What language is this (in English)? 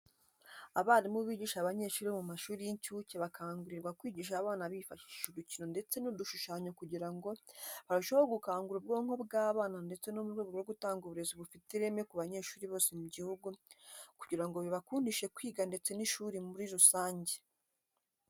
Kinyarwanda